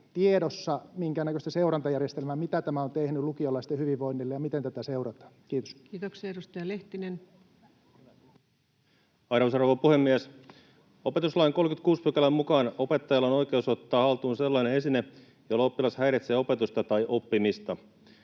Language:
Finnish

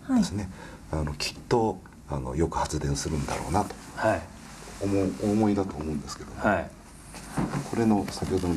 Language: Japanese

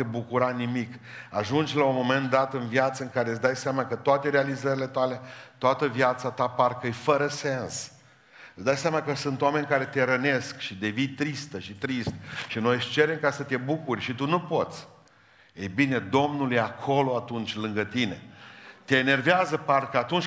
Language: Romanian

